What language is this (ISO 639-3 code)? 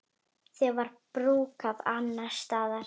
isl